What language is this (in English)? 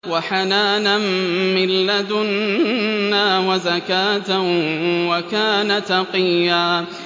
Arabic